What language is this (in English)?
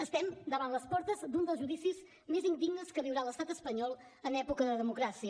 Catalan